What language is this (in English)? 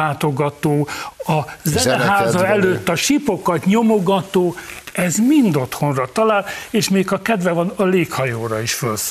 Hungarian